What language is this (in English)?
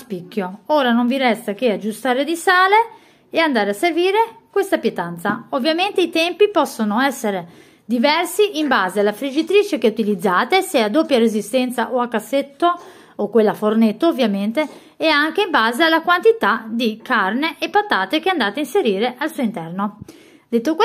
Italian